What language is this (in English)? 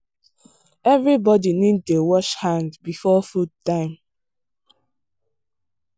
Nigerian Pidgin